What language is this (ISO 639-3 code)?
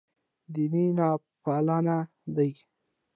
pus